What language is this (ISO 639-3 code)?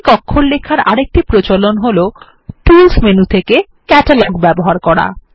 ben